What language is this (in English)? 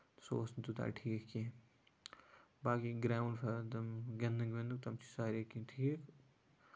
Kashmiri